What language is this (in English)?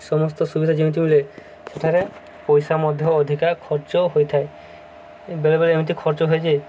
Odia